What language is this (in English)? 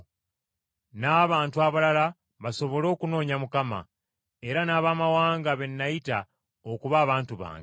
Ganda